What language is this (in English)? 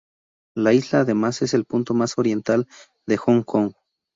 Spanish